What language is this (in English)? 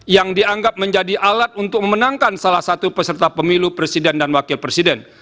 Indonesian